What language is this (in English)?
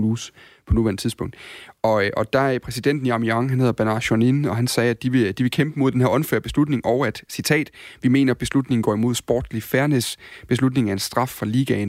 Danish